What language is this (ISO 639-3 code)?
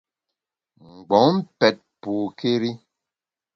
bax